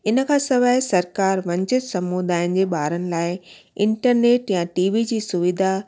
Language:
Sindhi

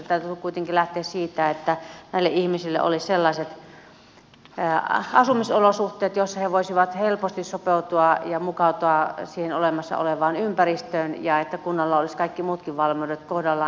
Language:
Finnish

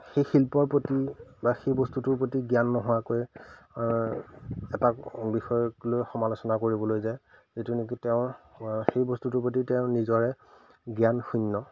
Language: Assamese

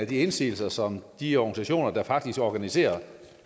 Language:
Danish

